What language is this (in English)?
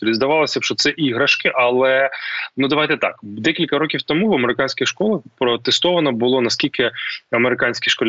Ukrainian